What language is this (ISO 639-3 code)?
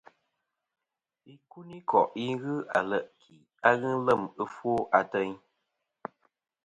bkm